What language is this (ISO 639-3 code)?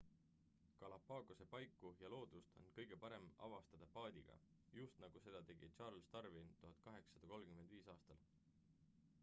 est